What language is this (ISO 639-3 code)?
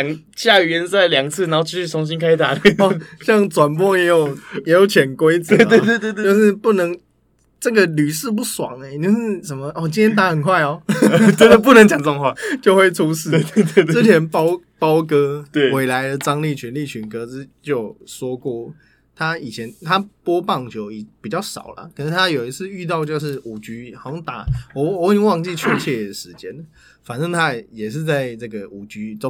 zho